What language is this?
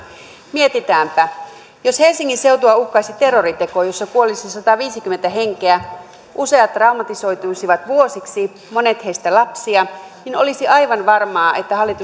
Finnish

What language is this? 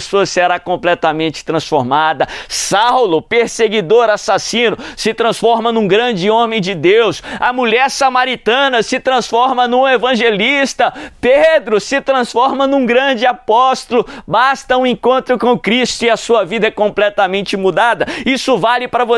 Portuguese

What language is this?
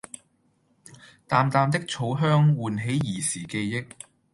Cantonese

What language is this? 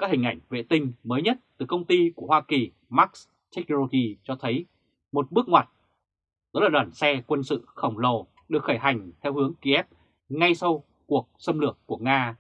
Vietnamese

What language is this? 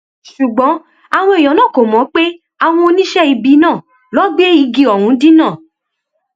Yoruba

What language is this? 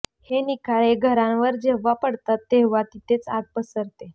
Marathi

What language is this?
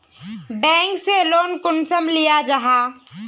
Magahi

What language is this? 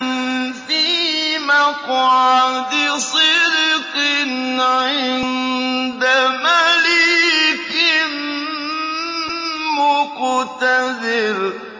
Arabic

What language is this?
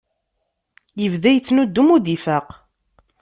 Kabyle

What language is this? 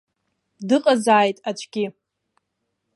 Abkhazian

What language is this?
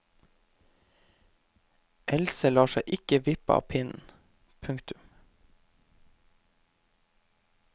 Norwegian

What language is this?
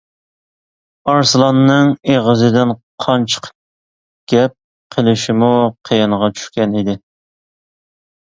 Uyghur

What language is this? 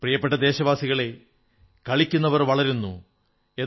Malayalam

